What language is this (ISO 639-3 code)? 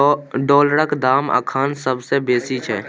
mai